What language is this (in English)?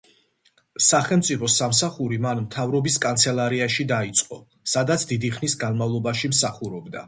Georgian